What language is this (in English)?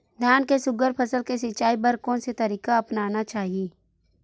Chhattisgarhi